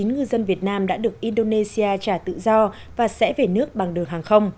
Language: Vietnamese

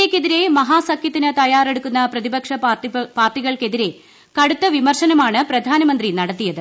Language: Malayalam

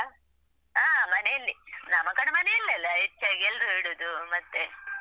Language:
Kannada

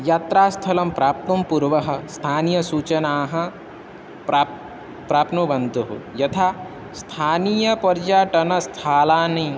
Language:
Sanskrit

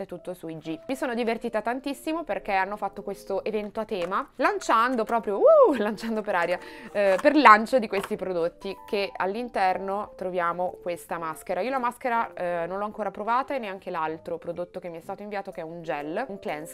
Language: Italian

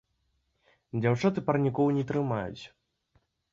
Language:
Belarusian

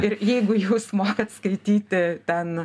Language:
Lithuanian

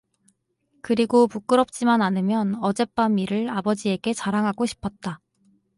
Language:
Korean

